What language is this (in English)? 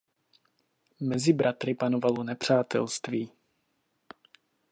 Czech